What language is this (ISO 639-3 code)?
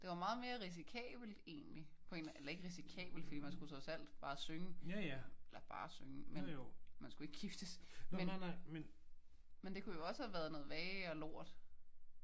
dan